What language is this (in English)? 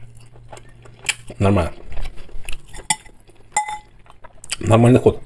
Russian